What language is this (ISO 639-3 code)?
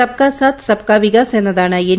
mal